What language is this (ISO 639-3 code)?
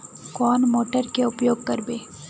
mag